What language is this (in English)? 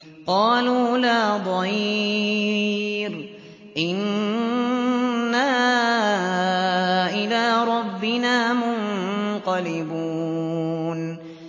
Arabic